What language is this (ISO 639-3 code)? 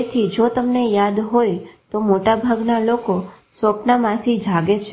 guj